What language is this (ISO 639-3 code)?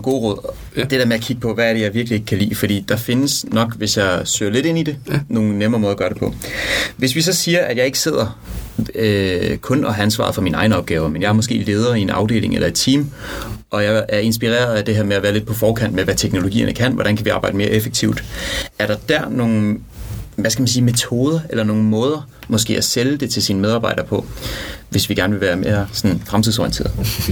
dan